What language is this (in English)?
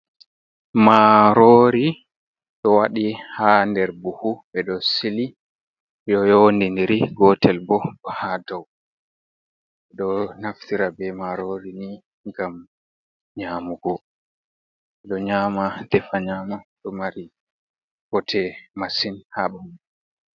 Fula